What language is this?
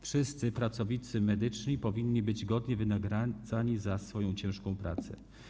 Polish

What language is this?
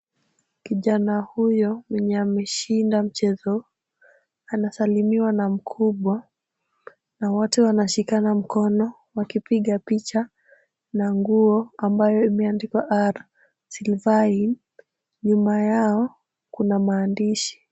Swahili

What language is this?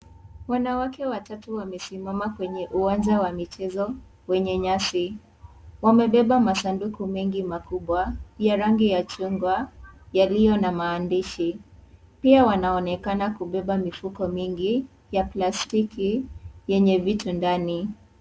Swahili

